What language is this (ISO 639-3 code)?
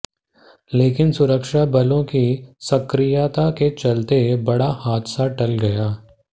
hin